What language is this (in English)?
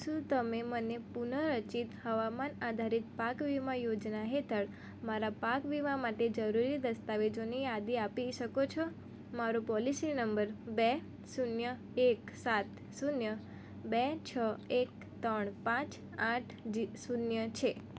Gujarati